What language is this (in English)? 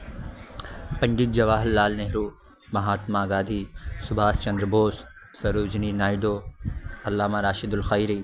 Urdu